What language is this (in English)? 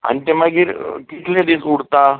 Konkani